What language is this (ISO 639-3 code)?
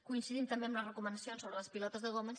cat